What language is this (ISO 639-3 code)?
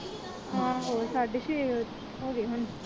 pan